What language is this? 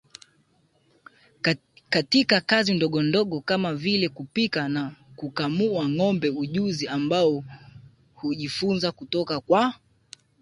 Swahili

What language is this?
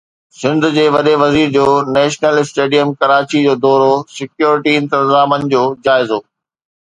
Sindhi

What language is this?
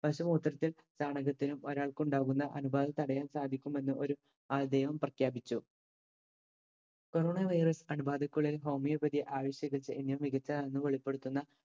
Malayalam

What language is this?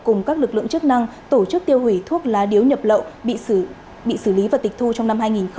Vietnamese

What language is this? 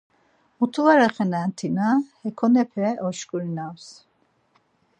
Laz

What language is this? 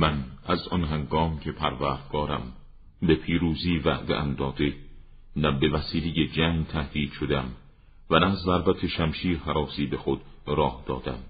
Persian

